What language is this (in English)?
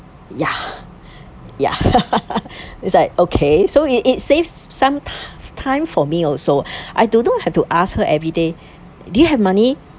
English